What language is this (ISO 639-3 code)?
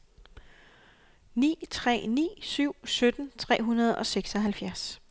dan